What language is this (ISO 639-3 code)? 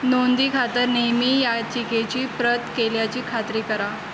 mar